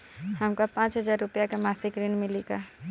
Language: Bhojpuri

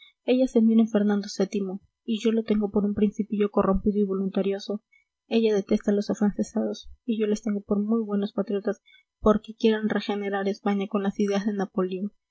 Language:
Spanish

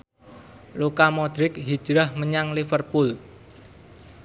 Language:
Javanese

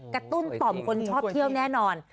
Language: Thai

